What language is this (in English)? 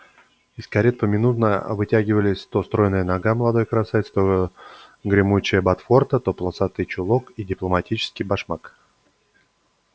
Russian